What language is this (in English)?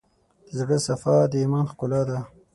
Pashto